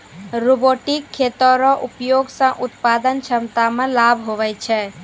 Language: Maithili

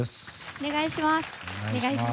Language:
Japanese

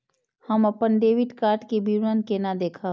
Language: Maithili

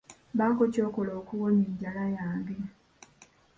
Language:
Ganda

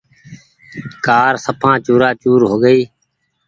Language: Goaria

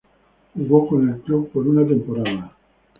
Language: Spanish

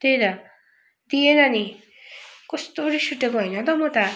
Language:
Nepali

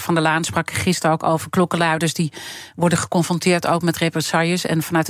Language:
Dutch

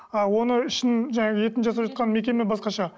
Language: Kazakh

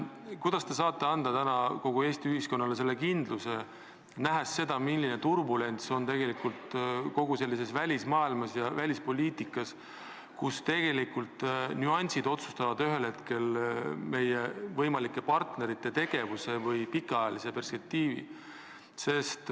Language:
Estonian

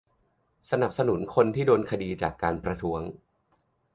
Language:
Thai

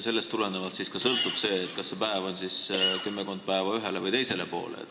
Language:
Estonian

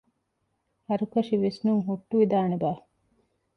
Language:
Divehi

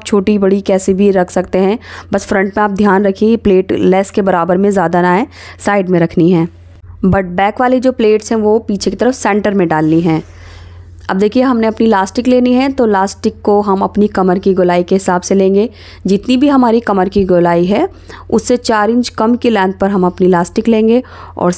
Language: Hindi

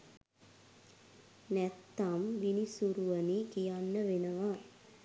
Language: Sinhala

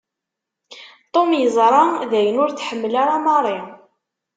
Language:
Kabyle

